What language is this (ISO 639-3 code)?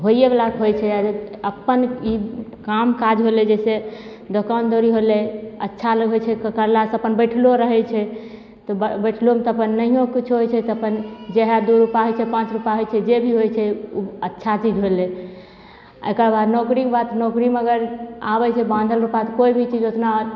mai